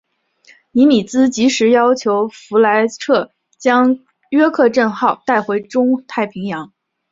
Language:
Chinese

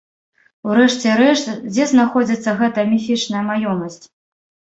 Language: Belarusian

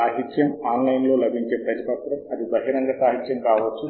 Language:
Telugu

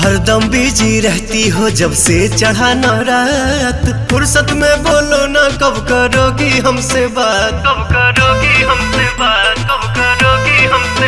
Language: Hindi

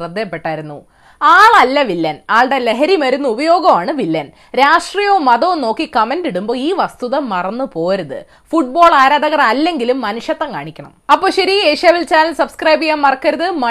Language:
Malayalam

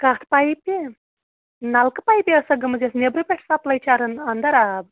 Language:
Kashmiri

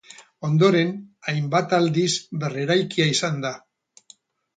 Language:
Basque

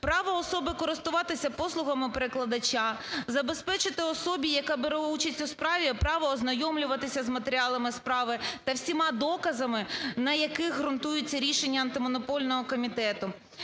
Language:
Ukrainian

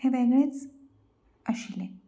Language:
Konkani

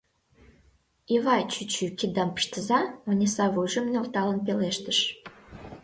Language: Mari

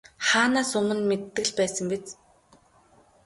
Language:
Mongolian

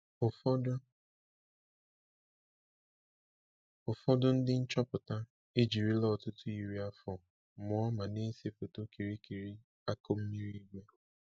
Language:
Igbo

